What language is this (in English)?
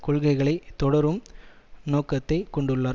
Tamil